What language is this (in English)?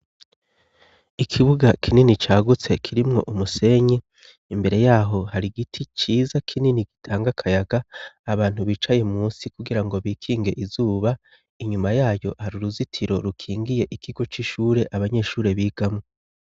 Rundi